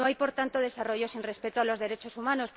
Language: Spanish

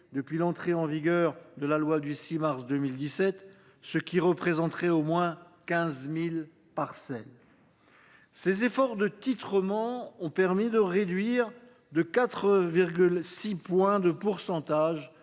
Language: French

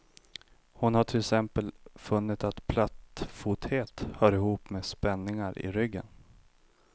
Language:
Swedish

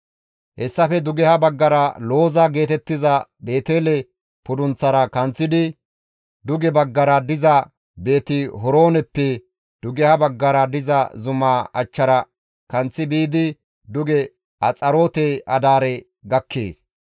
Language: Gamo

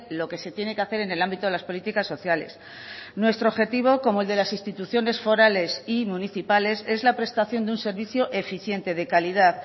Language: Spanish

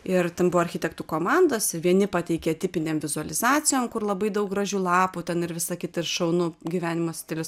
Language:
Lithuanian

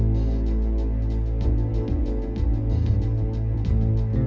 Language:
Indonesian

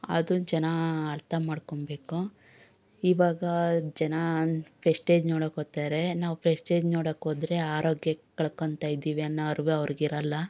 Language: Kannada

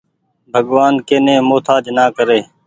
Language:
Goaria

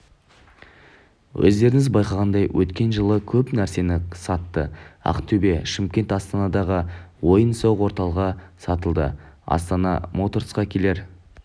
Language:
Kazakh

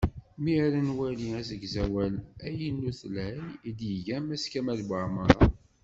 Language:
Kabyle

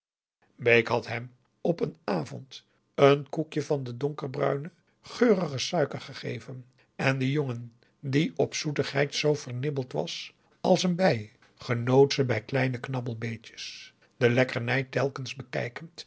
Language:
Dutch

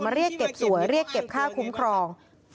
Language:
Thai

